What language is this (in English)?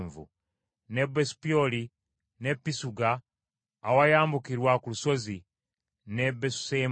Ganda